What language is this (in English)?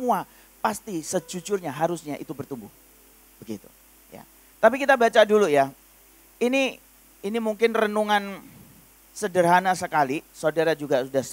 Indonesian